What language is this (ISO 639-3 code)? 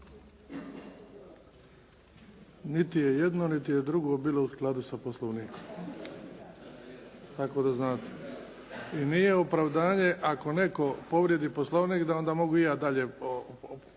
hrv